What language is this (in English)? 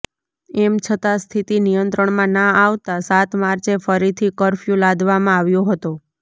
Gujarati